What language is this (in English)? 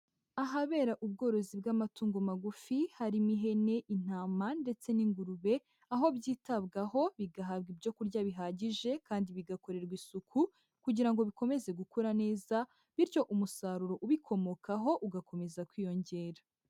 Kinyarwanda